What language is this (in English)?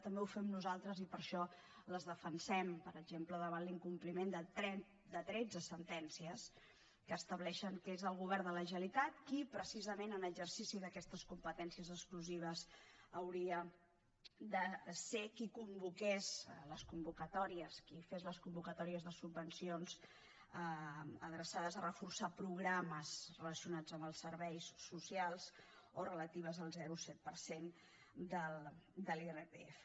Catalan